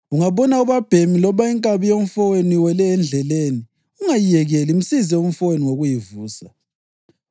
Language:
North Ndebele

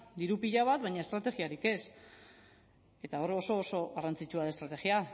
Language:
Basque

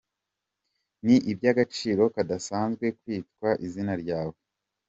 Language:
Kinyarwanda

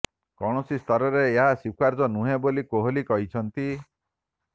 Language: Odia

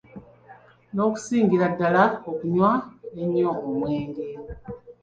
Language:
Ganda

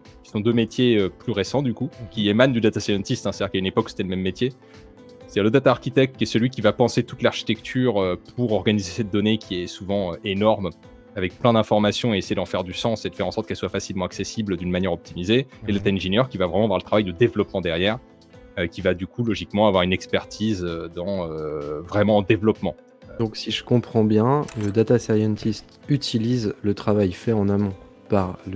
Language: French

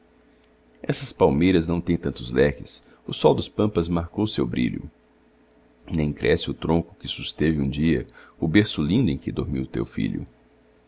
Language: Portuguese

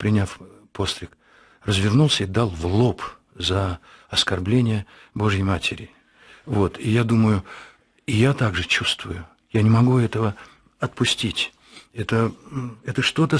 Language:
Russian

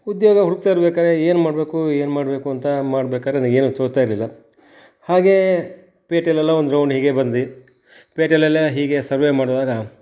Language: Kannada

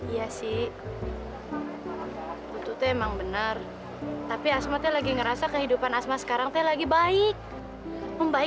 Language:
Indonesian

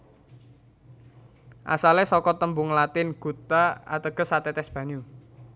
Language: Javanese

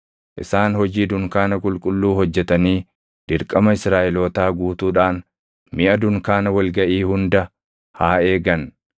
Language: Oromo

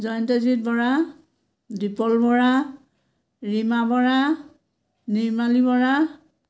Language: Assamese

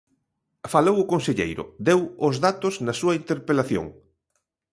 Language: Galician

